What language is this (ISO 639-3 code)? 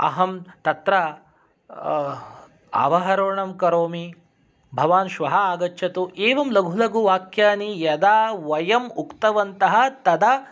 san